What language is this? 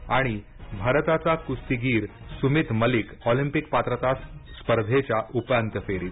Marathi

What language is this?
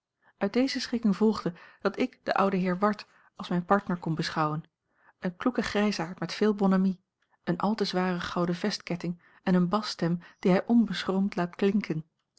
Dutch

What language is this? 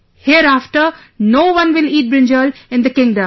English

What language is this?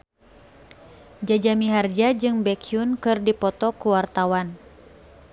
Sundanese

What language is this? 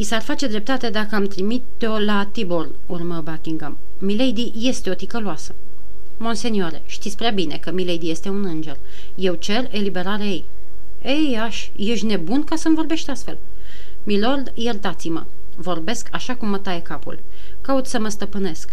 Romanian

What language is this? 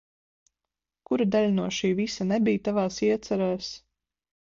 Latvian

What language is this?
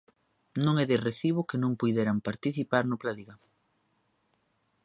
Galician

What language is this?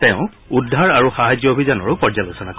Assamese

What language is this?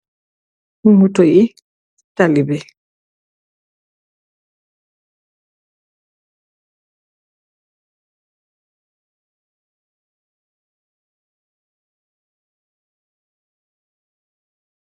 Wolof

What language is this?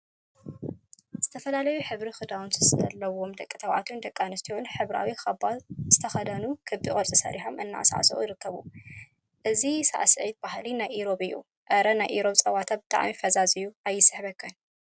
Tigrinya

